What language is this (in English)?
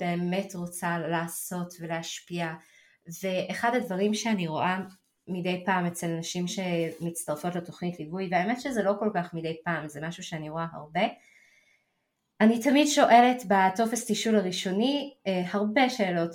Hebrew